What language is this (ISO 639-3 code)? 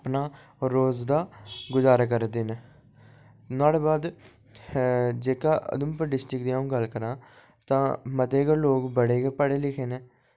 doi